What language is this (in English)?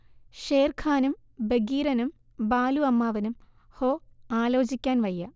Malayalam